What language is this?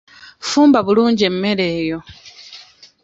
Ganda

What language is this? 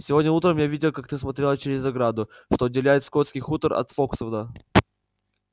Russian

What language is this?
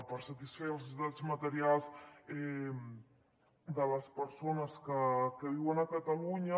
Catalan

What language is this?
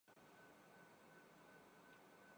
Urdu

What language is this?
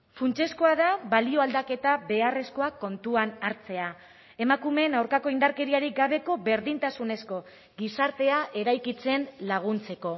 Basque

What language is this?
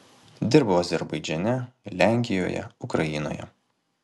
Lithuanian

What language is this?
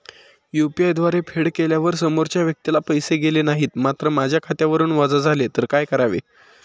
Marathi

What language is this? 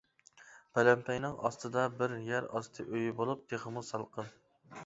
Uyghur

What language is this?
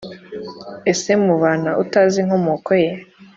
Kinyarwanda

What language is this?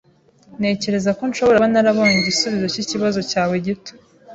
Kinyarwanda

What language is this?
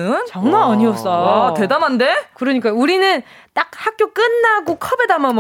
Korean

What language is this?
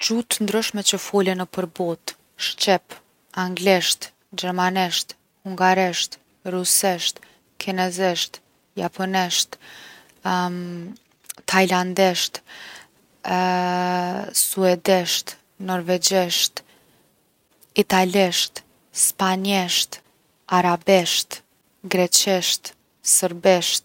Gheg Albanian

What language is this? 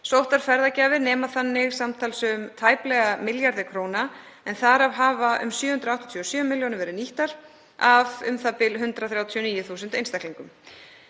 Icelandic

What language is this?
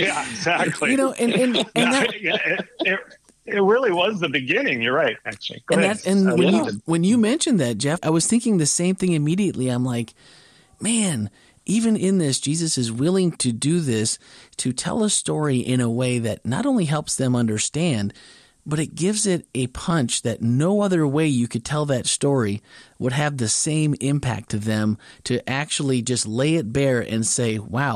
English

